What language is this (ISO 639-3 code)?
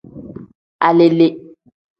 kdh